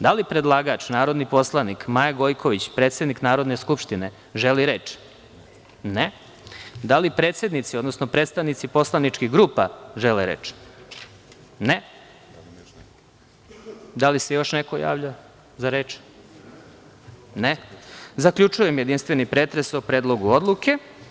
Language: Serbian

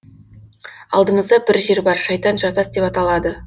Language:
Kazakh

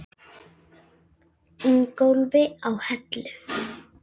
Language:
Icelandic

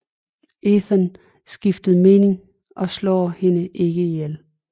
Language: Danish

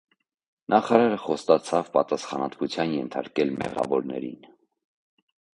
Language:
Armenian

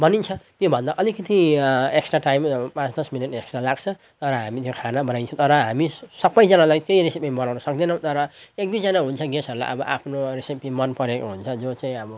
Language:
Nepali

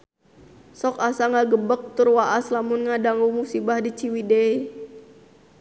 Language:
Sundanese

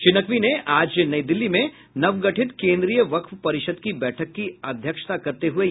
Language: Hindi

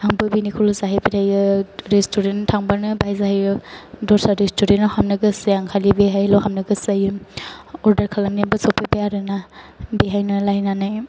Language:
Bodo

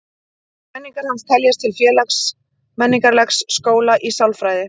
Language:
Icelandic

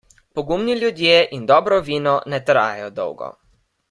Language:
Slovenian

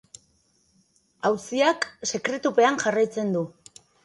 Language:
Basque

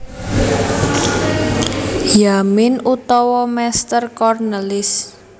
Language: Javanese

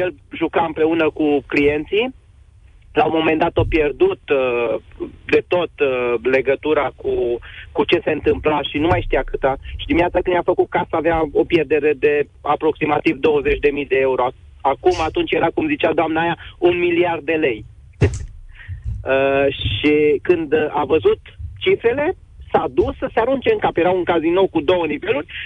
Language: Romanian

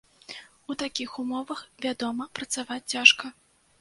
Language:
Belarusian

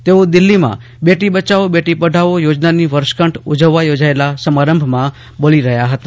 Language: Gujarati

